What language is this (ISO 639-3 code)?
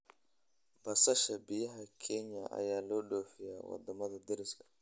som